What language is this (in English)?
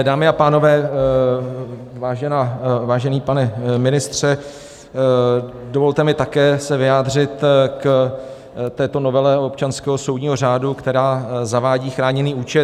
Czech